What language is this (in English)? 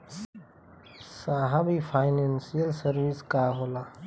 Bhojpuri